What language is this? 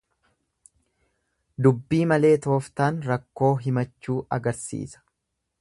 Oromo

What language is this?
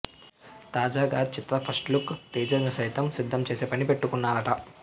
Telugu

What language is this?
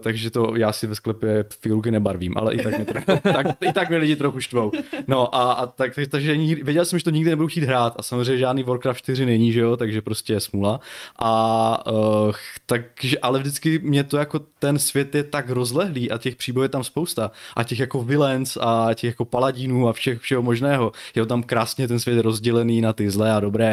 Czech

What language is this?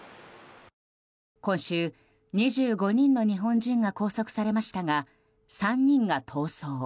Japanese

